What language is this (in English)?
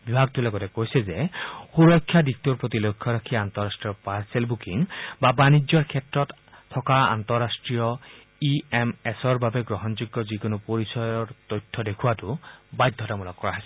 Assamese